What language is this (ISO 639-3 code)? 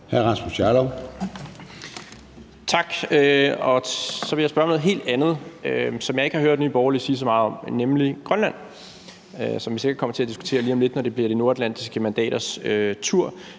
dan